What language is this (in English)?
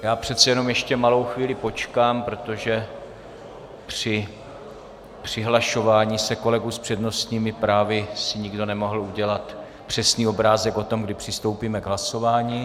Czech